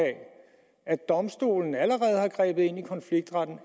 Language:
Danish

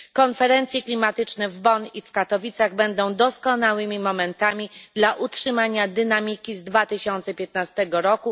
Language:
Polish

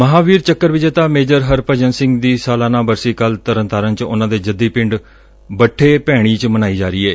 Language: Punjabi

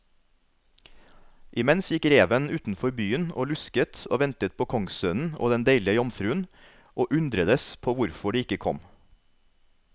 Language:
Norwegian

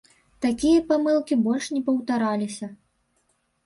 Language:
Belarusian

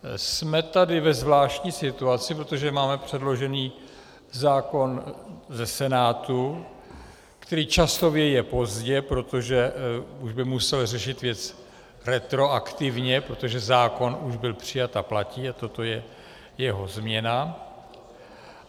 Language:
Czech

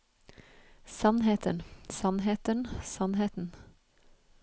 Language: Norwegian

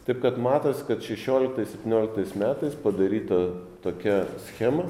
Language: Lithuanian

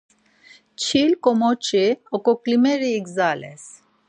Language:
Laz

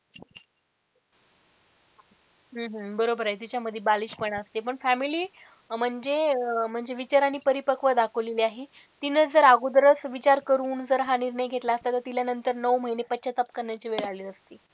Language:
Marathi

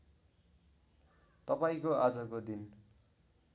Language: Nepali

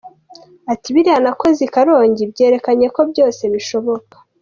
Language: Kinyarwanda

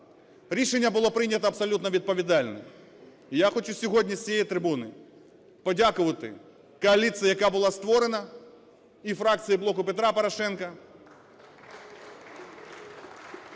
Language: Ukrainian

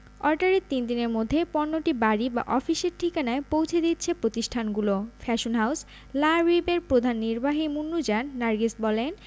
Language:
Bangla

